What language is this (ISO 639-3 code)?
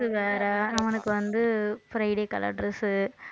tam